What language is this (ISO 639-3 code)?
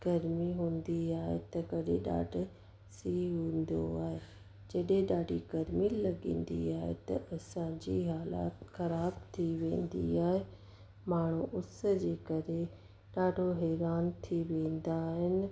snd